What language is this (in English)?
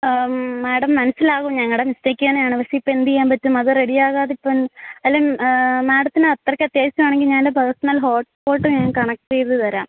Malayalam